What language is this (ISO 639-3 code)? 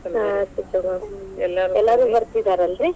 kan